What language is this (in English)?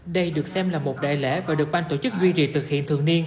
Vietnamese